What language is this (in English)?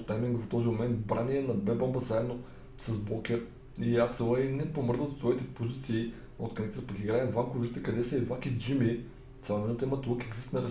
Bulgarian